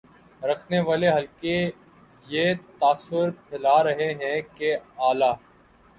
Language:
Urdu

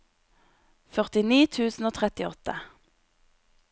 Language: Norwegian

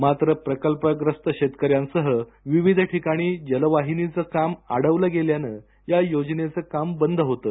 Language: Marathi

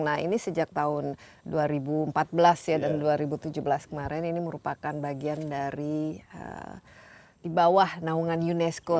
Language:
Indonesian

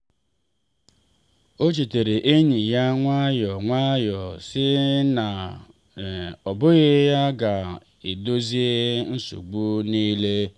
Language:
Igbo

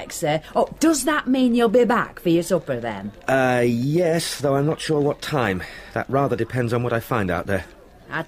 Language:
English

